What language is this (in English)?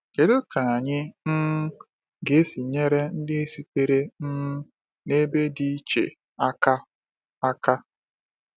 Igbo